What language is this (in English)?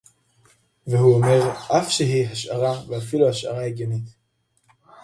Hebrew